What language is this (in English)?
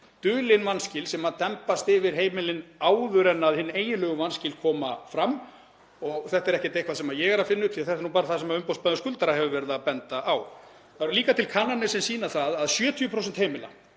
Icelandic